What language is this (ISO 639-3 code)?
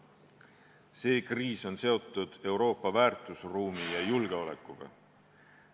est